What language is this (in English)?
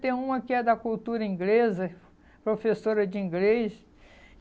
Portuguese